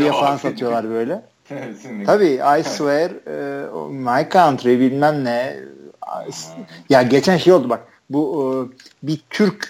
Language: Turkish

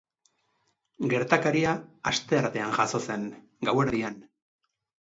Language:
Basque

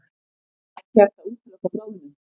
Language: Icelandic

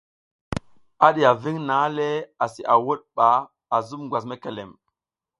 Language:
South Giziga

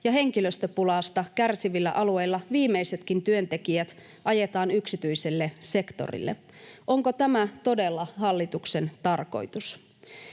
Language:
Finnish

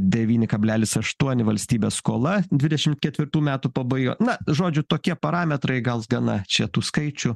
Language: Lithuanian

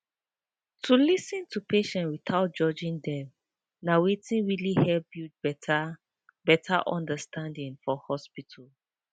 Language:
Nigerian Pidgin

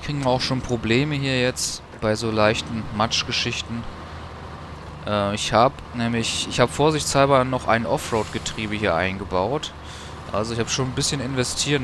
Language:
German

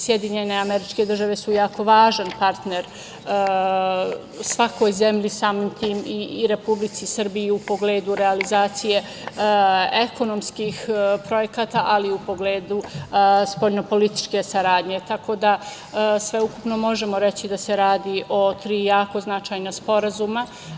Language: Serbian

